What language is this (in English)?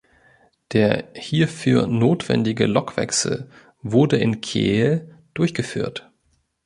German